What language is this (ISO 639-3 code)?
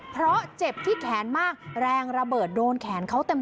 tha